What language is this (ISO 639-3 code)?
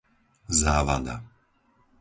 slk